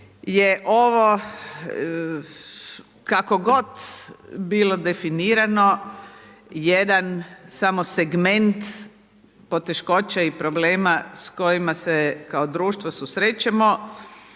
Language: Croatian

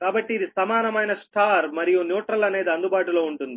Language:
Telugu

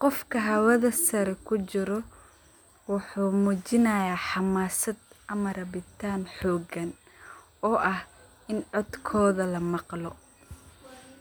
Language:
Somali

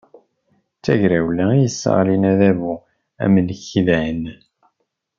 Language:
Kabyle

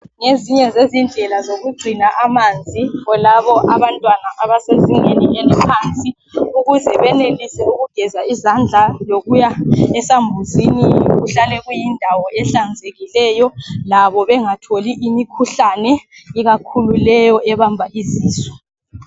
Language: North Ndebele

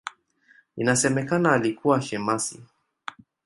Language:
Swahili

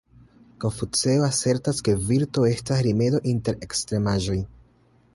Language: Esperanto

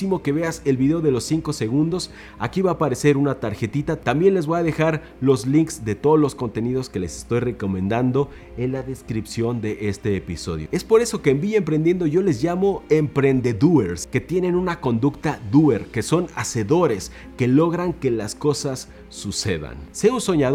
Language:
Spanish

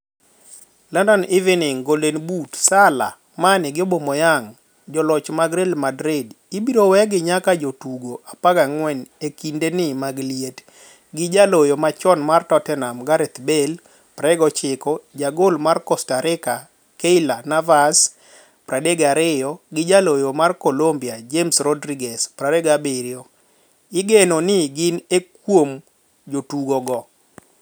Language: Luo (Kenya and Tanzania)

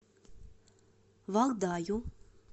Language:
Russian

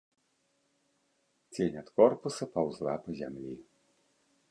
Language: Belarusian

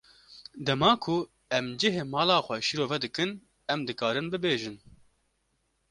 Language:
Kurdish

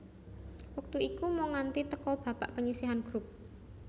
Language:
Javanese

